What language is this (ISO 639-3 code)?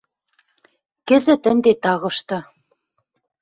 mrj